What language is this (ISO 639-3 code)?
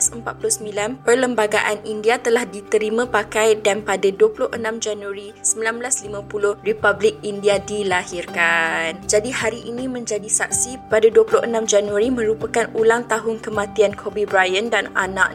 msa